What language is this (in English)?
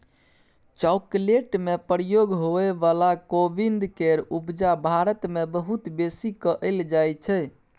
Maithili